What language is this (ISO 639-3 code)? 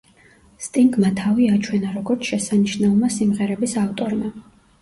kat